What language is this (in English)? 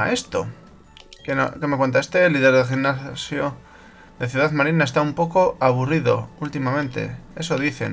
Spanish